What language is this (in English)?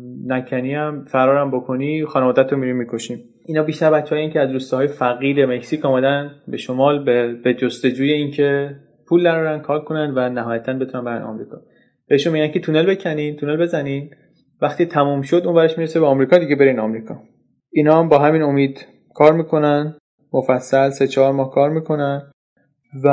Persian